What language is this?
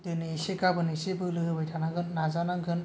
Bodo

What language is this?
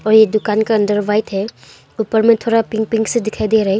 Hindi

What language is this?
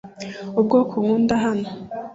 Kinyarwanda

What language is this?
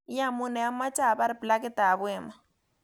Kalenjin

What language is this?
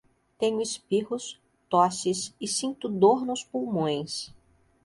Portuguese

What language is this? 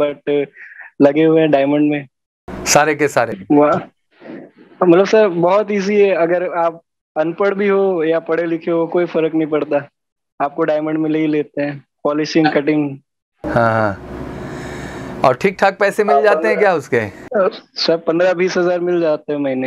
Hindi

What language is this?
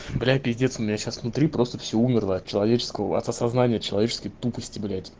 Russian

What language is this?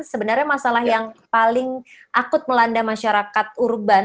Indonesian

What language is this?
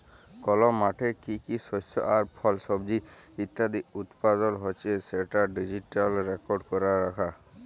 Bangla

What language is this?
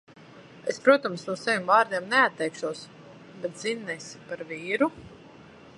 Latvian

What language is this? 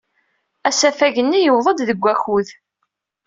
Kabyle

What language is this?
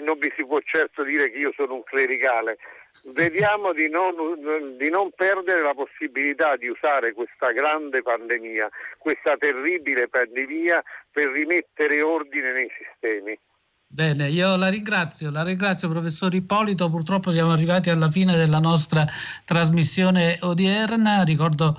Italian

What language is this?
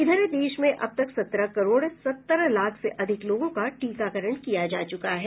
Hindi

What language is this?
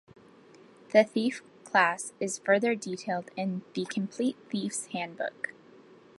English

